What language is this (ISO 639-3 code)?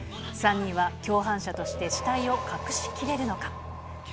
jpn